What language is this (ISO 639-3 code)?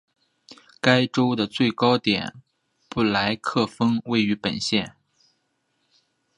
zho